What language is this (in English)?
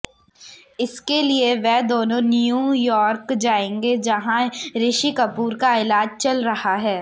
Hindi